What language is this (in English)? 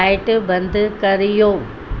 Sindhi